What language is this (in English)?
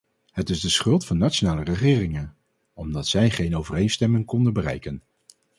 Dutch